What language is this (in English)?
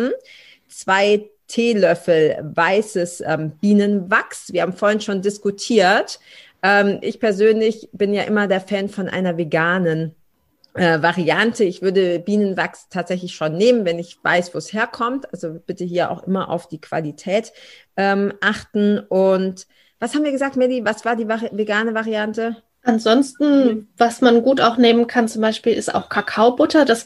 German